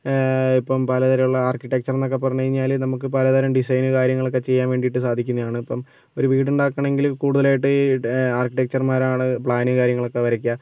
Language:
Malayalam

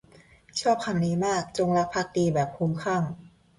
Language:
Thai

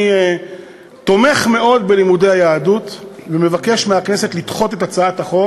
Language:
Hebrew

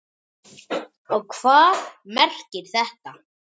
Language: Icelandic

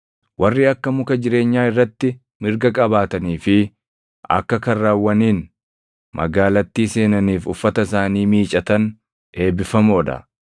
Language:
Oromo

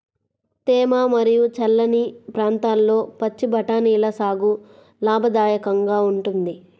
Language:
Telugu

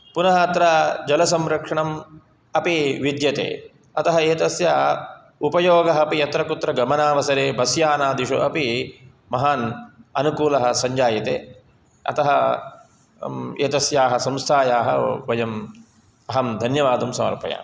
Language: Sanskrit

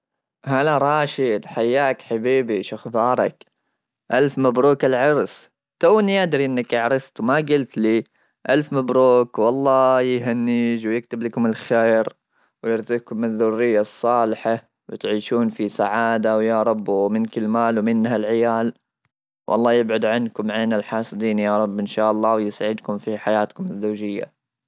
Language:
Gulf Arabic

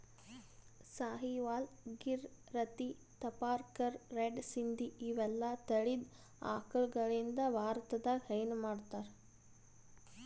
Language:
Kannada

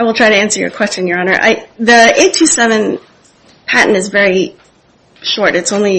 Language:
English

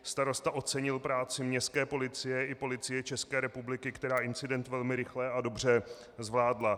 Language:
Czech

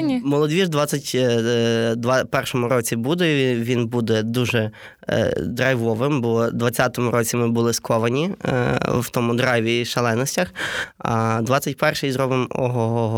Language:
Ukrainian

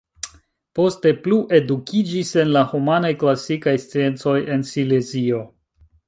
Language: Esperanto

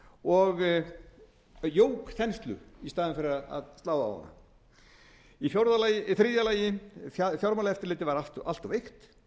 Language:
Icelandic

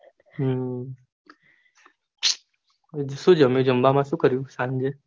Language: Gujarati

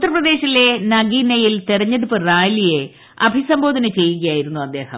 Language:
Malayalam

